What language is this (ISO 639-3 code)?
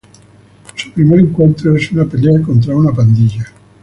spa